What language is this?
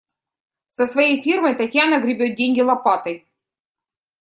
Russian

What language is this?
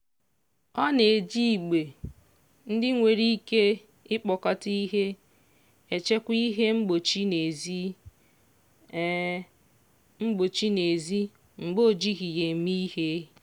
Igbo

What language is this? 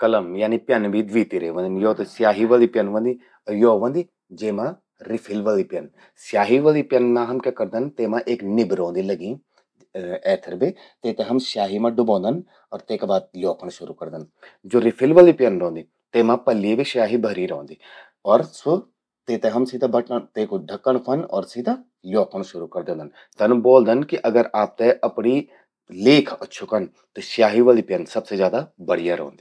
Garhwali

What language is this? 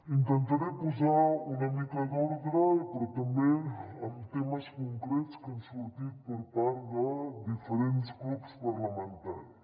Catalan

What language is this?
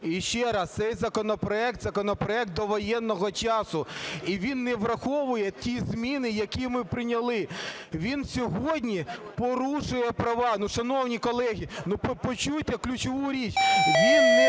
Ukrainian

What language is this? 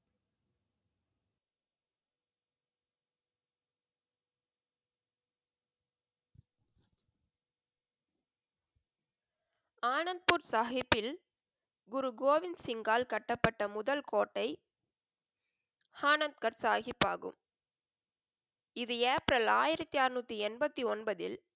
Tamil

